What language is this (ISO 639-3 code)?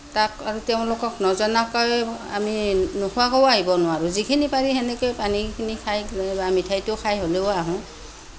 asm